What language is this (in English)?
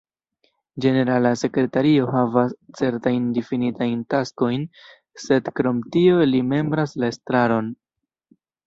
Esperanto